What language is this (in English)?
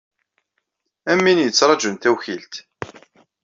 Kabyle